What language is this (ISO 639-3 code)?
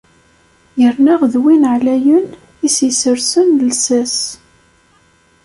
kab